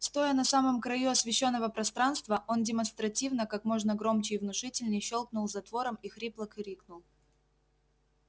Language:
Russian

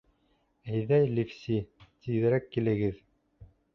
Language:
Bashkir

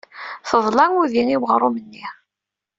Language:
Kabyle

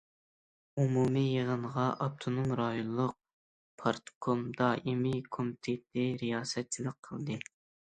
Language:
Uyghur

